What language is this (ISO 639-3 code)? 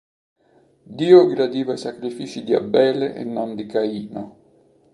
ita